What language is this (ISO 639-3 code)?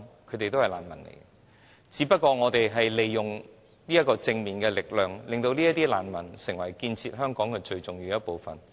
yue